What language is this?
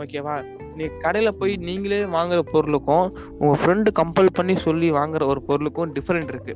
Tamil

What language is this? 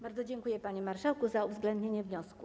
Polish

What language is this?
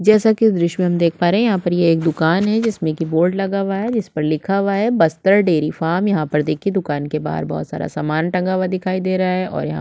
Hindi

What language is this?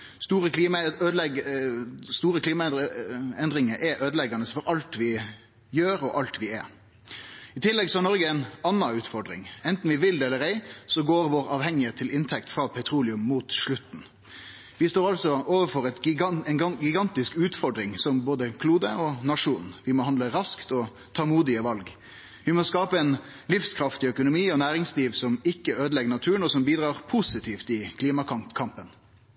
Norwegian Nynorsk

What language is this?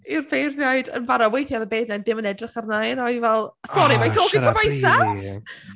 Welsh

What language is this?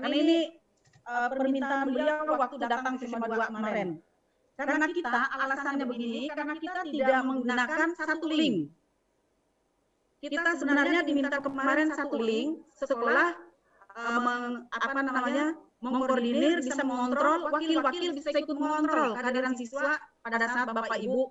Indonesian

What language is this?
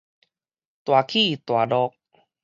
Min Nan Chinese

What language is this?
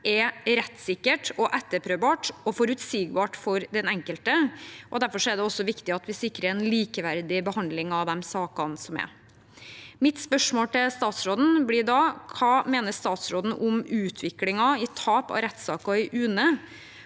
Norwegian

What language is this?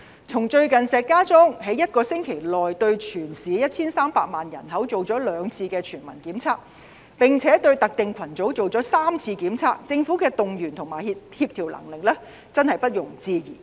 Cantonese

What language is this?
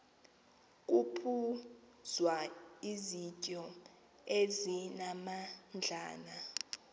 Xhosa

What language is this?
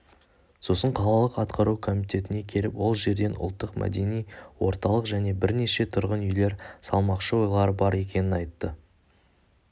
Kazakh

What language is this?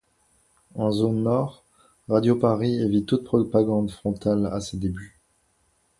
French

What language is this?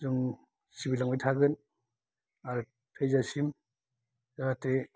Bodo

